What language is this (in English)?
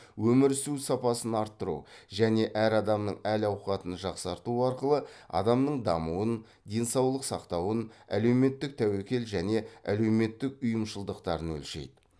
Kazakh